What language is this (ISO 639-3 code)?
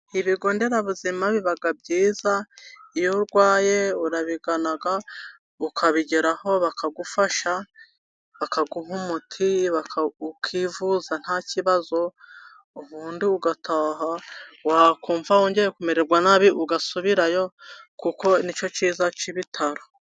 kin